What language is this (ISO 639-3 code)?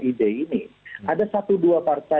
ind